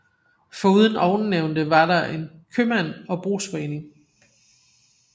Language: Danish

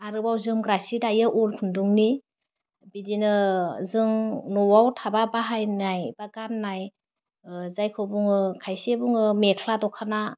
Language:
Bodo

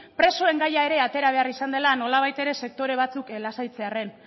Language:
Basque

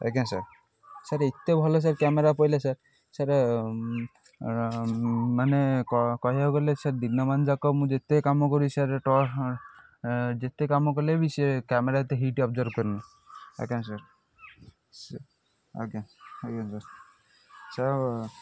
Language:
Odia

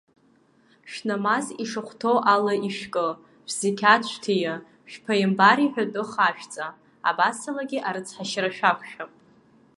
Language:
Abkhazian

